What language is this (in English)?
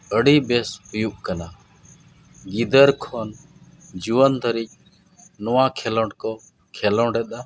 Santali